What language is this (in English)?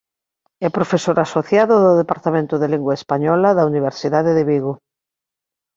Galician